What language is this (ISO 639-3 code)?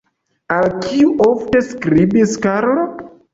epo